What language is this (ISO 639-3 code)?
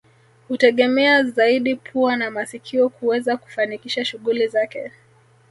swa